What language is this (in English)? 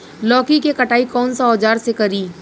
Bhojpuri